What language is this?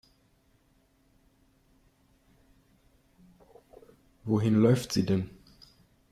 German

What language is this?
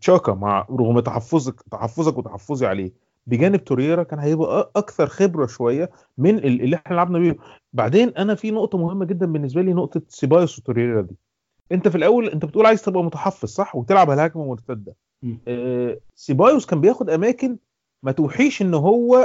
Arabic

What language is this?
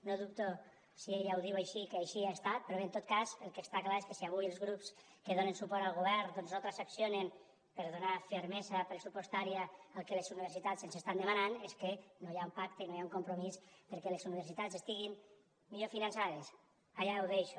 Catalan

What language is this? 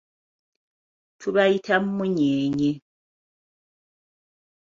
Ganda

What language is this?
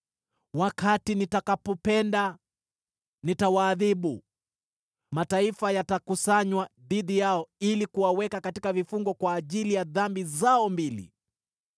Swahili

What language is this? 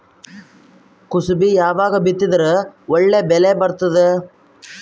Kannada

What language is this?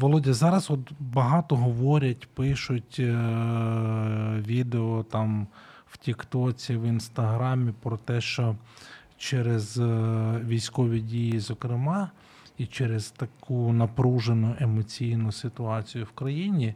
Ukrainian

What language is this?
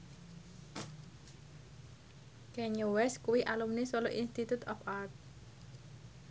Javanese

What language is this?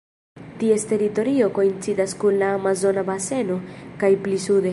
Esperanto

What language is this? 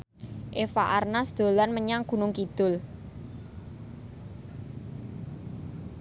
Javanese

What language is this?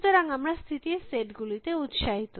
Bangla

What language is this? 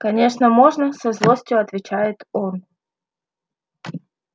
Russian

